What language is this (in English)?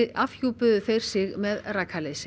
Icelandic